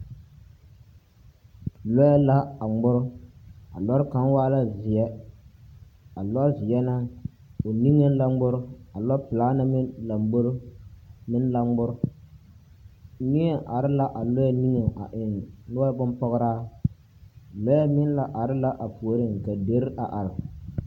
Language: Southern Dagaare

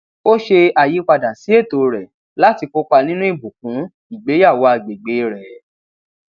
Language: Yoruba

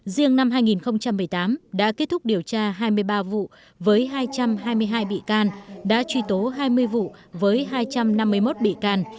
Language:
Vietnamese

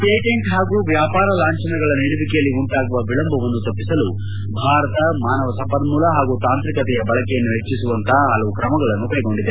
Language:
Kannada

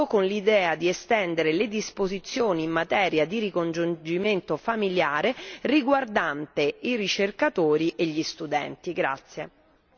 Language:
Italian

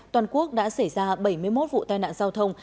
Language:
Vietnamese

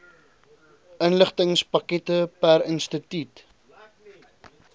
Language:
Afrikaans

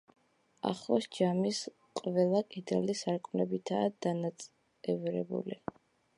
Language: Georgian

